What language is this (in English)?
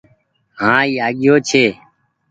Goaria